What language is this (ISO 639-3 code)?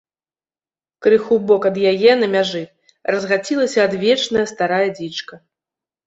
bel